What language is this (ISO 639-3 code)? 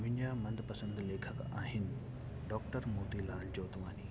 snd